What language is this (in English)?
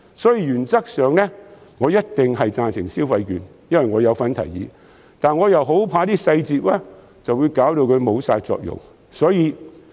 Cantonese